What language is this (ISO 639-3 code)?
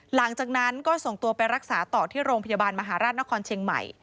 tha